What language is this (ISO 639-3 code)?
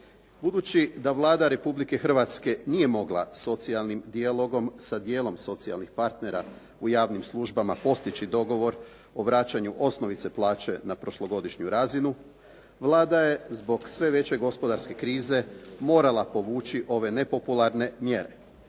hrv